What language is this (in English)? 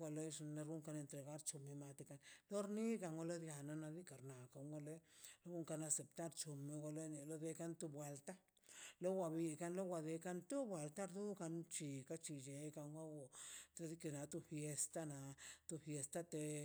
Mazaltepec Zapotec